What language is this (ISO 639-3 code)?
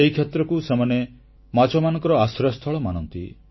ori